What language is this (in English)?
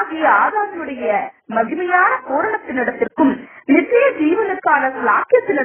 Tamil